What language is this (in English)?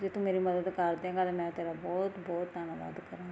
Punjabi